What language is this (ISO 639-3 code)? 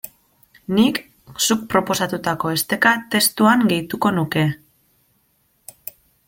eus